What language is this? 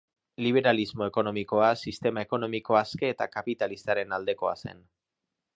Basque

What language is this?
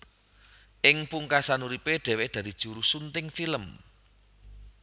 Javanese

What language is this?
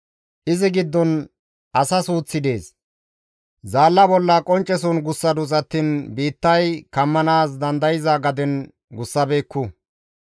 Gamo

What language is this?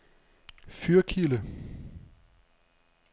Danish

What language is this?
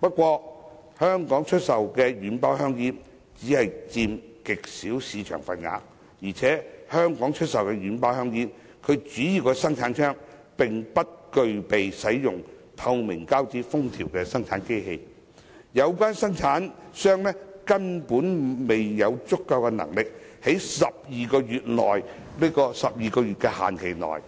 Cantonese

